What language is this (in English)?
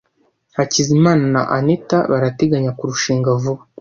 Kinyarwanda